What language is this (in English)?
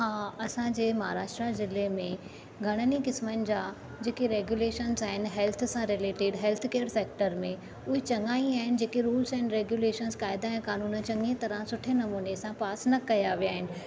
Sindhi